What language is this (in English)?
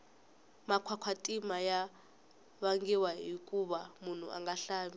Tsonga